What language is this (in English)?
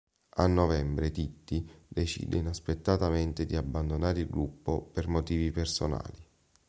Italian